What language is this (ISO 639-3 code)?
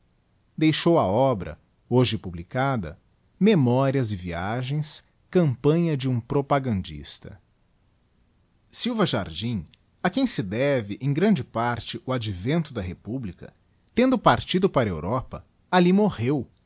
por